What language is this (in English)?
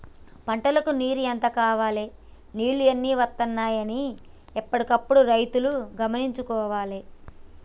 Telugu